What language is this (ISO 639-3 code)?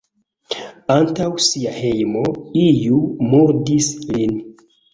epo